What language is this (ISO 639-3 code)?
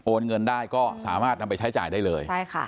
tha